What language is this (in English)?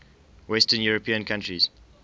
English